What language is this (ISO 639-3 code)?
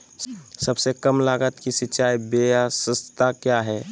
mag